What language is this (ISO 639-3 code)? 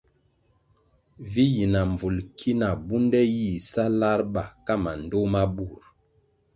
nmg